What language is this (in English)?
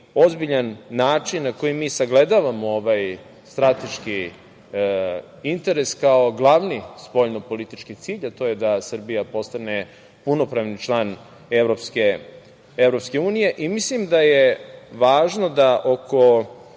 Serbian